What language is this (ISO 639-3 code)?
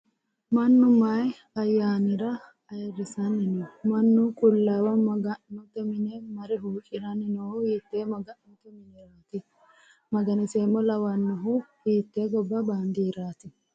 sid